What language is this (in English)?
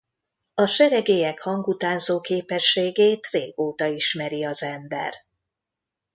Hungarian